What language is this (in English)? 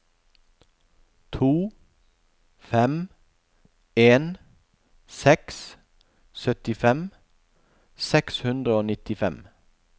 Norwegian